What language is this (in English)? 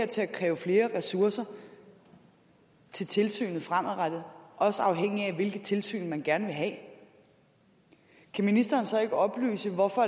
Danish